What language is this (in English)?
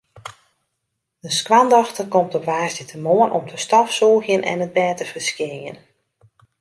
Western Frisian